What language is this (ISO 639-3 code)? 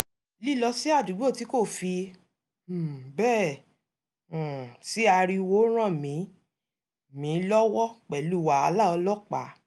yor